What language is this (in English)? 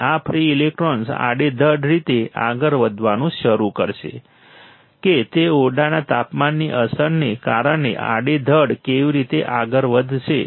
Gujarati